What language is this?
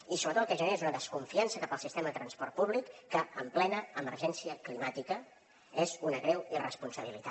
Catalan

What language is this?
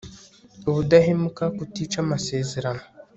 Kinyarwanda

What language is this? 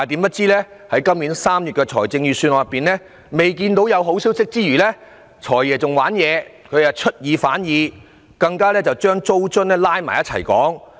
Cantonese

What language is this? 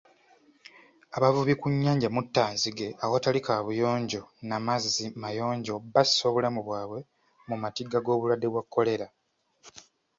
Ganda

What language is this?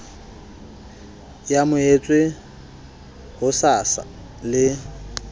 Southern Sotho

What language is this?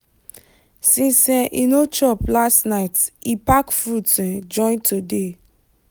Nigerian Pidgin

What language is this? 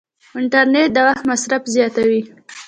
Pashto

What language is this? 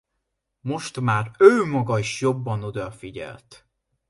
Hungarian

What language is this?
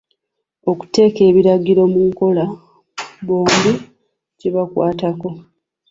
Ganda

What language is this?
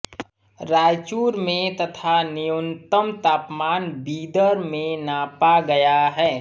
Hindi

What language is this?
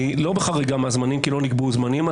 Hebrew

